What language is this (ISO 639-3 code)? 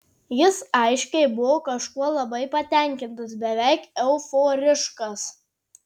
lit